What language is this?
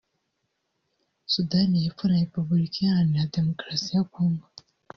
Kinyarwanda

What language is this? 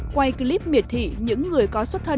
Vietnamese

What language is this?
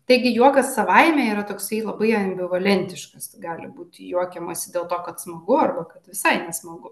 Lithuanian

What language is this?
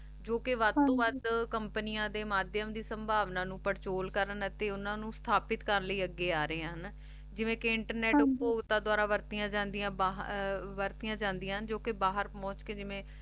Punjabi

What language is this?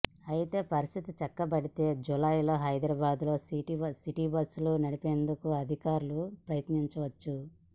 Telugu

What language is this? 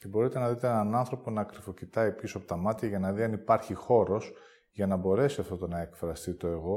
Greek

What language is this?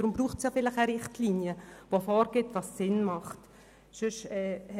Swiss German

